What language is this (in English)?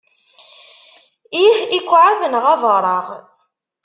Kabyle